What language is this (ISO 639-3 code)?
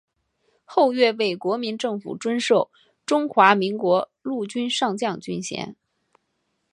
zho